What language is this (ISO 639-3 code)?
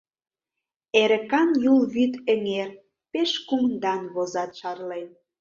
chm